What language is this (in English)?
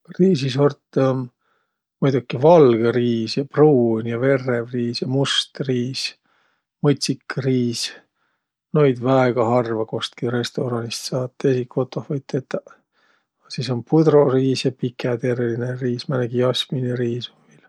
Võro